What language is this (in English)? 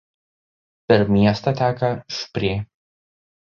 Lithuanian